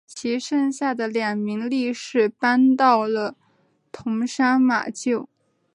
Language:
Chinese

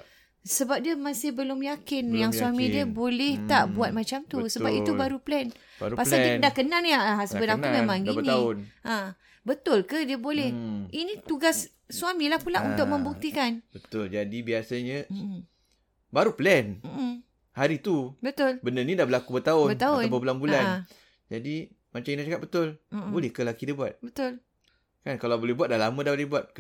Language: Malay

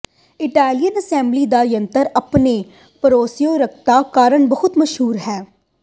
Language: Punjabi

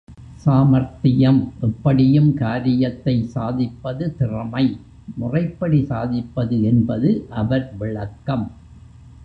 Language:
Tamil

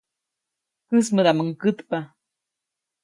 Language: Copainalá Zoque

